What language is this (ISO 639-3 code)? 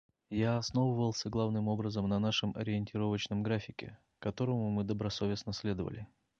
rus